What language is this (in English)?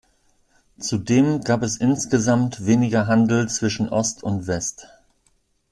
German